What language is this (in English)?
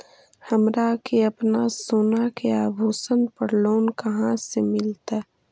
Magahi